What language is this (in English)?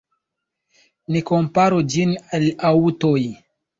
Esperanto